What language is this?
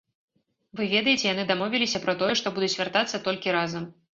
Belarusian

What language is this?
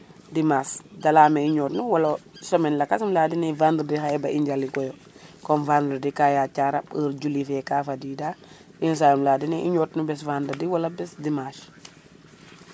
Serer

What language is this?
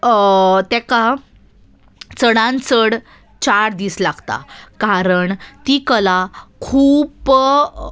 Konkani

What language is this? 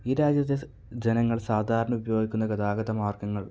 Malayalam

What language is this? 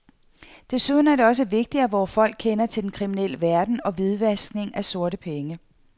Danish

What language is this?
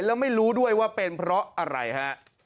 Thai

